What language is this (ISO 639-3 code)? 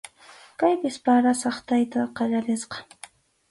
qxu